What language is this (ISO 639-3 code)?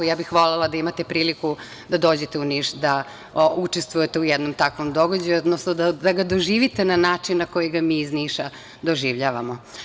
srp